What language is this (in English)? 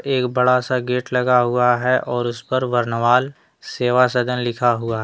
Hindi